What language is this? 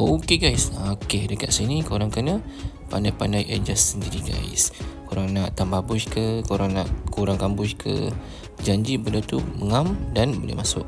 Malay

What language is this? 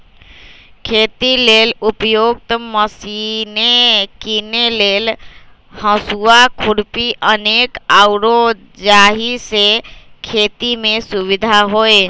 Magahi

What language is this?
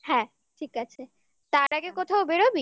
Bangla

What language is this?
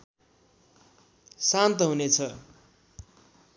Nepali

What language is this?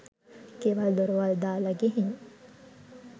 Sinhala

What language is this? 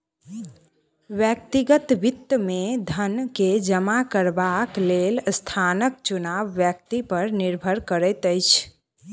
Maithili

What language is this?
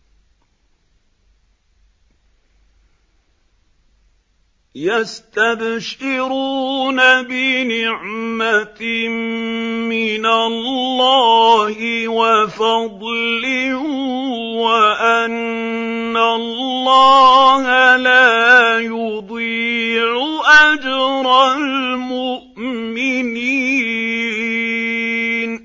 Arabic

